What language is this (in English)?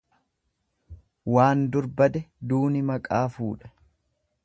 Oromo